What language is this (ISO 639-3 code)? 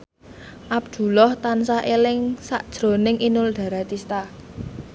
jav